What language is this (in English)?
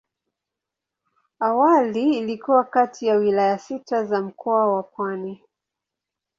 Swahili